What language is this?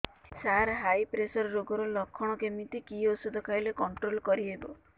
Odia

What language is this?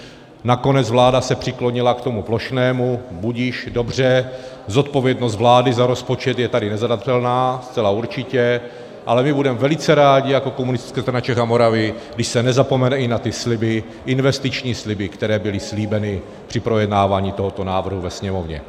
Czech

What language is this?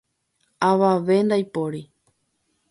Guarani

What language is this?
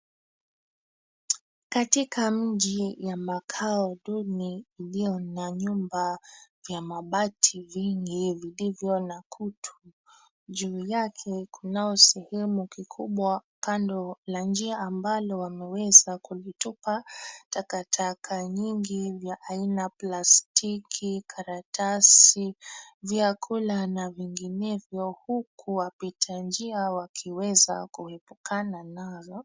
Swahili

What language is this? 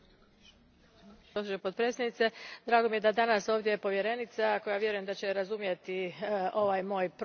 Croatian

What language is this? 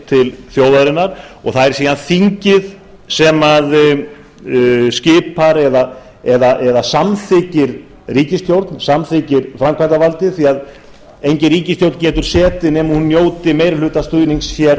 Icelandic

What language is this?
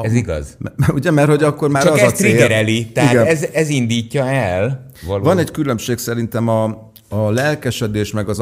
Hungarian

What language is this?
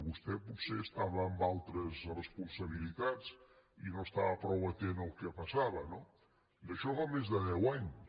Catalan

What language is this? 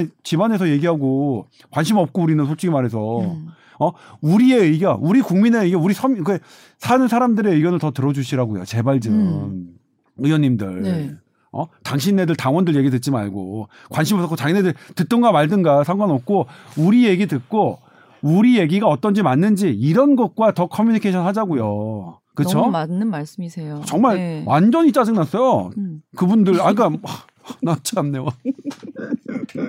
Korean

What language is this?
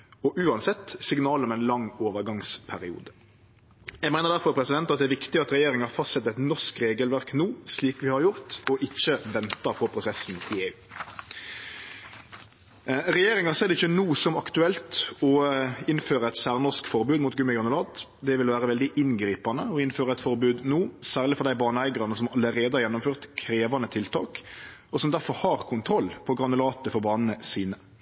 Norwegian Nynorsk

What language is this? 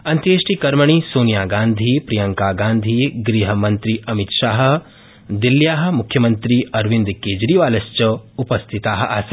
Sanskrit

